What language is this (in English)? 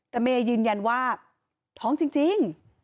Thai